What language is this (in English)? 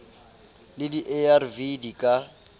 Southern Sotho